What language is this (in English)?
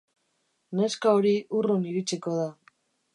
Basque